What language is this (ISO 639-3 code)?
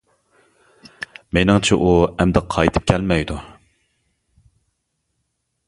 uig